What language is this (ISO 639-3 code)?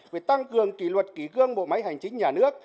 vie